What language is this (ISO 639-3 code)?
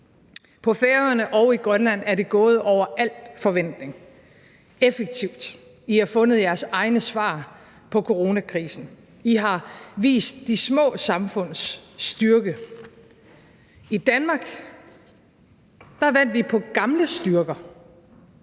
dan